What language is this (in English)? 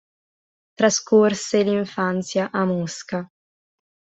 Italian